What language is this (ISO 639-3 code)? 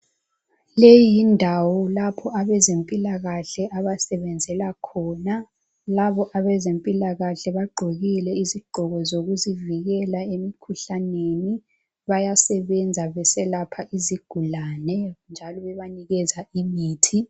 nde